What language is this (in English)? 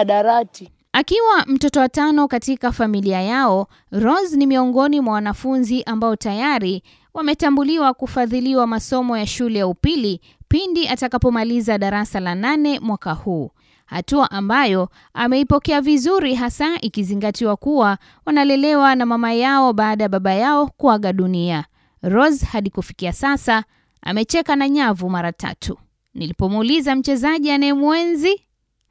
Swahili